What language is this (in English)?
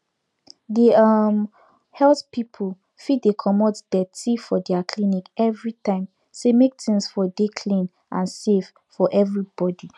Nigerian Pidgin